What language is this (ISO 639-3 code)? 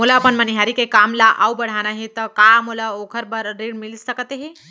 hne